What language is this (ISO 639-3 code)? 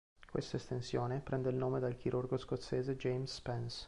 ita